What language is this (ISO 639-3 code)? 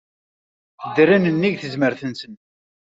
kab